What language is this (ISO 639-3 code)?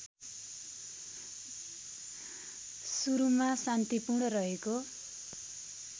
nep